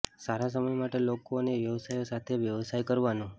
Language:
Gujarati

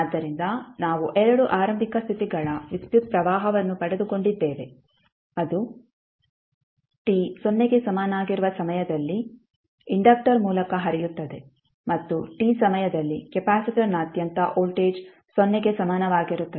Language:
Kannada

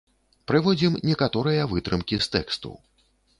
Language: Belarusian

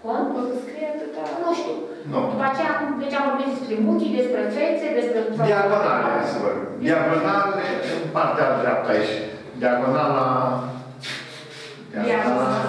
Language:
Romanian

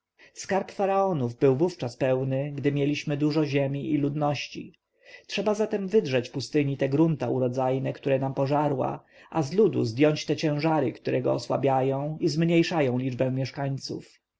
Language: Polish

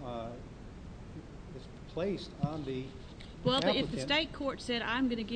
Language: English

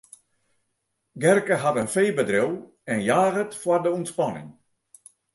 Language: Western Frisian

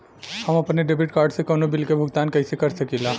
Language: Bhojpuri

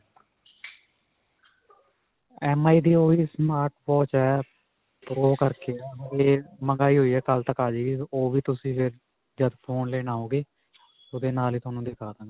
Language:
Punjabi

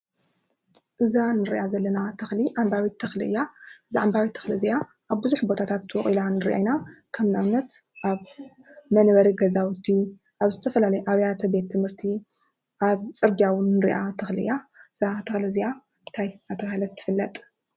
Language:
Tigrinya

